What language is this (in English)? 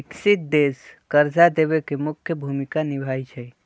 Magahi